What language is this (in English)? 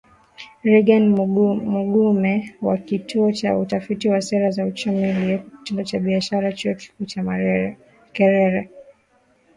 Swahili